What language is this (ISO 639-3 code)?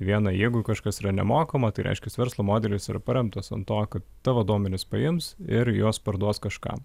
lit